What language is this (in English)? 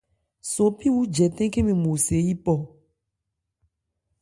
Ebrié